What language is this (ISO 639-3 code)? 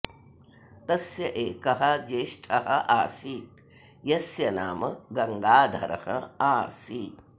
san